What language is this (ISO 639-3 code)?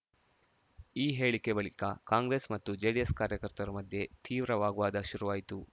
kan